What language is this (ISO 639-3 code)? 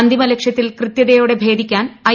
mal